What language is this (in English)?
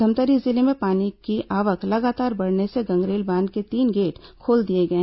Hindi